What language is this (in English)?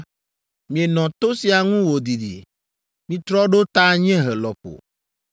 Ewe